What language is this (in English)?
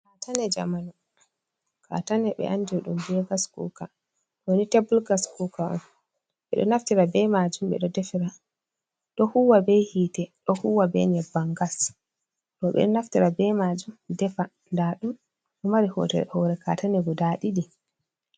Fula